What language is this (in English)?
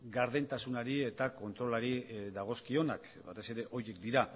Basque